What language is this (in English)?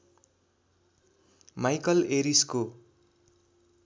Nepali